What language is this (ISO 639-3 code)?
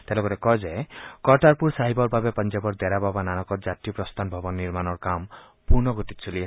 asm